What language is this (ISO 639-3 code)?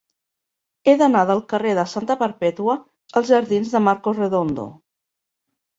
cat